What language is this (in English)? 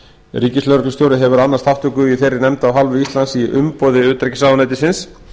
Icelandic